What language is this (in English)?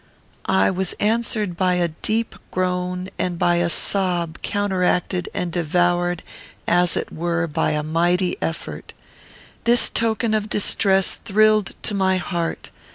English